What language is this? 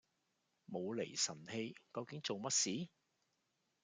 Cantonese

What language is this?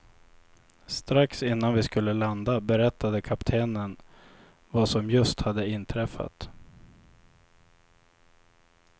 Swedish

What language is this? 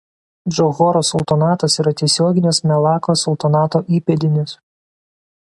Lithuanian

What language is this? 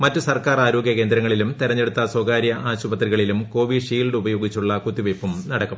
Malayalam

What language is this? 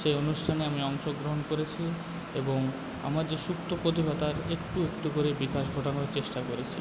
Bangla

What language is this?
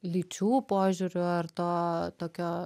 Lithuanian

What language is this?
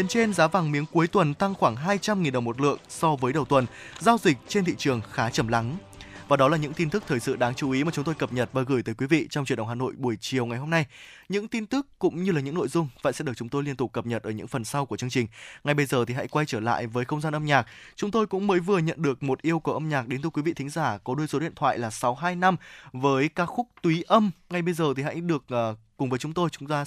Vietnamese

